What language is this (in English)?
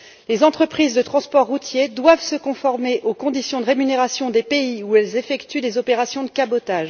French